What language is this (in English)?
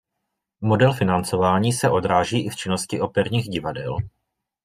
Czech